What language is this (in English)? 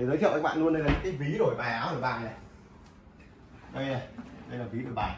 Vietnamese